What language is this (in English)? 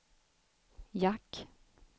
Swedish